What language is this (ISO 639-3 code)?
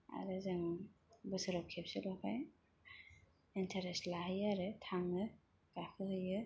brx